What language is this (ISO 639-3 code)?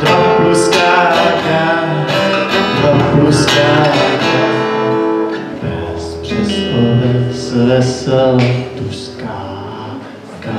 ces